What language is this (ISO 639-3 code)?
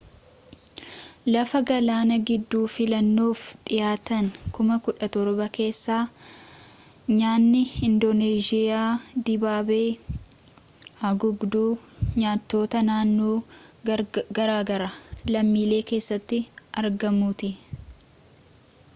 orm